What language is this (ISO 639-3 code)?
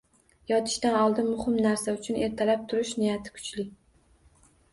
uzb